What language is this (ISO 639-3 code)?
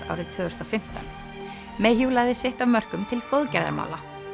isl